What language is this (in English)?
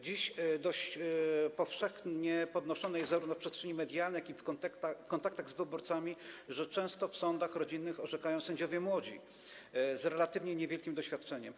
Polish